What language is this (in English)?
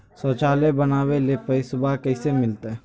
Magahi